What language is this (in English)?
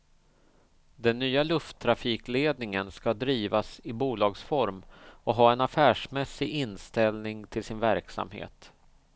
Swedish